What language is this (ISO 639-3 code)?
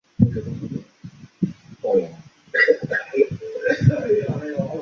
zho